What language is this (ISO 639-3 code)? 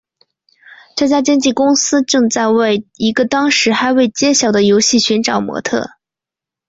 zho